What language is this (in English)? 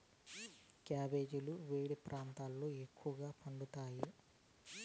Telugu